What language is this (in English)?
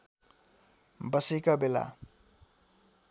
Nepali